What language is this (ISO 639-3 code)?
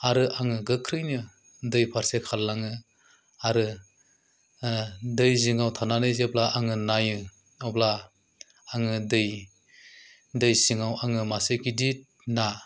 brx